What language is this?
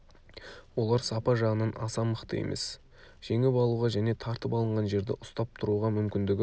Kazakh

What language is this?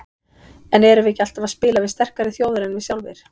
Icelandic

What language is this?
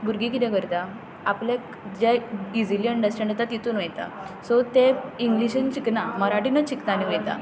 Konkani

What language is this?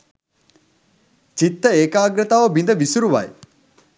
Sinhala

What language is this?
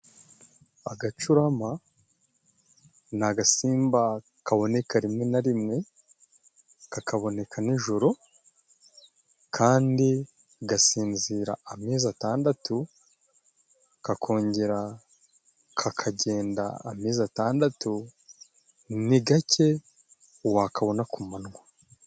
Kinyarwanda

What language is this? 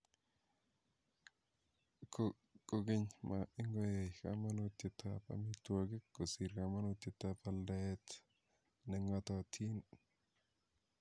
Kalenjin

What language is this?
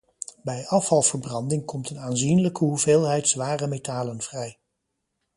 Dutch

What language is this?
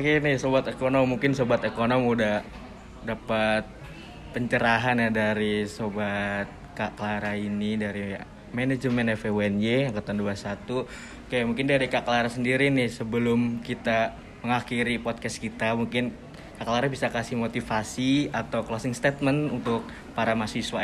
Indonesian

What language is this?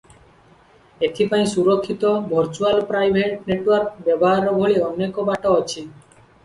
Odia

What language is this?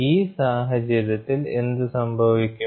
Malayalam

